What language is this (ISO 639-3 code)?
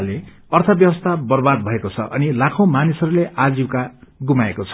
nep